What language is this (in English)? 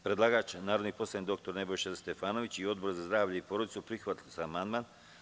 Serbian